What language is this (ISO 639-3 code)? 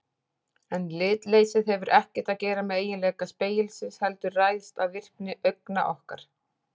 isl